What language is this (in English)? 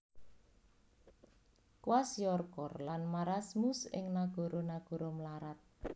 Javanese